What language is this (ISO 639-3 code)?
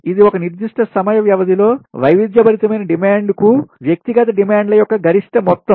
tel